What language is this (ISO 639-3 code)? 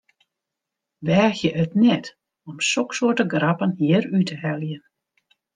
fry